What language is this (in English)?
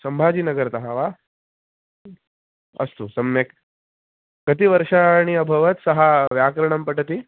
Sanskrit